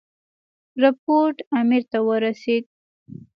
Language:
Pashto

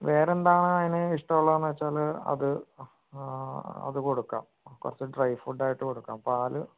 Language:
Malayalam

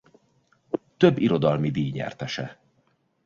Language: Hungarian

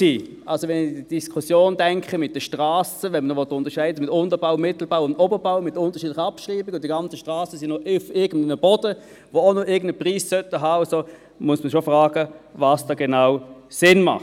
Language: Swiss German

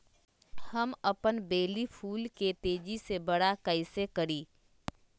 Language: Magahi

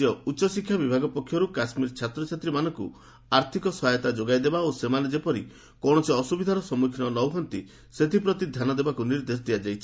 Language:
Odia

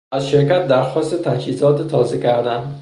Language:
Persian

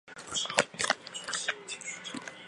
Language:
Chinese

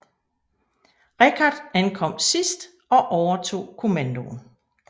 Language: Danish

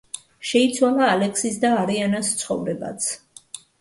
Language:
Georgian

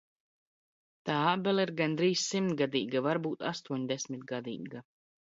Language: Latvian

